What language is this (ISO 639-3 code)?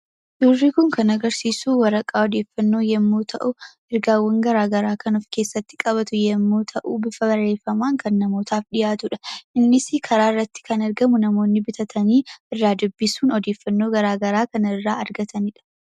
orm